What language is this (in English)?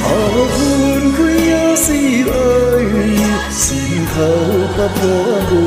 Vietnamese